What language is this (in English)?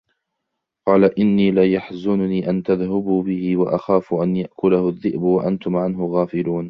Arabic